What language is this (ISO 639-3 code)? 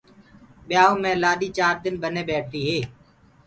ggg